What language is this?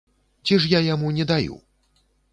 Belarusian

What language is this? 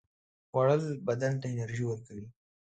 Pashto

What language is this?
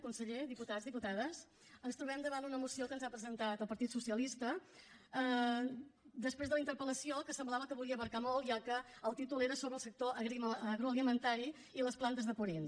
Catalan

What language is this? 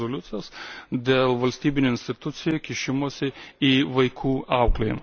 Lithuanian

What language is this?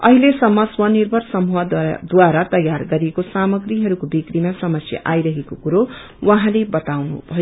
Nepali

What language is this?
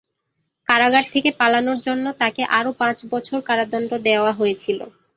Bangla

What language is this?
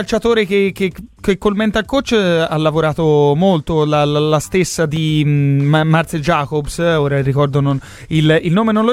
Italian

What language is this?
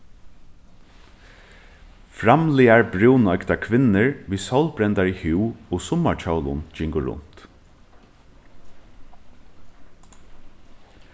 Faroese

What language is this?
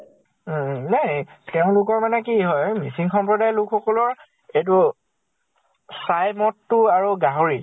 Assamese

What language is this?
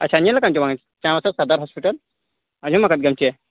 Santali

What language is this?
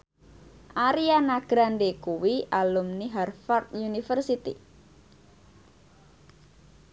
Javanese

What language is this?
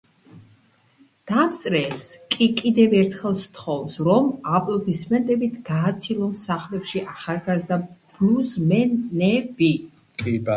Georgian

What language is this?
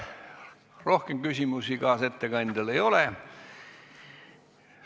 Estonian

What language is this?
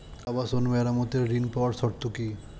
Bangla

